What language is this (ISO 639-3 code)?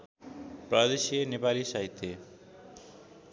nep